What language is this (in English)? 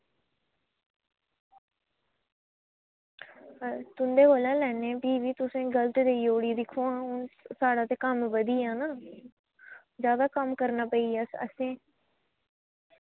Dogri